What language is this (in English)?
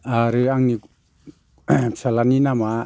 Bodo